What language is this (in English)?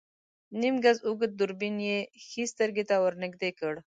Pashto